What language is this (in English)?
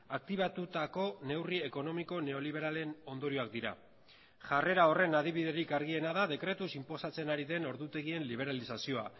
Basque